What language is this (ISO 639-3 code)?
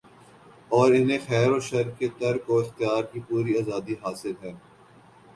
urd